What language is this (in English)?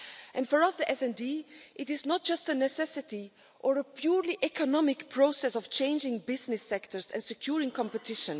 English